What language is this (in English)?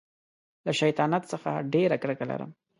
Pashto